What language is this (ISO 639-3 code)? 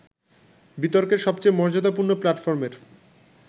ben